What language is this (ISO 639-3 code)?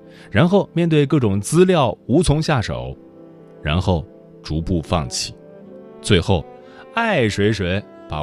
zho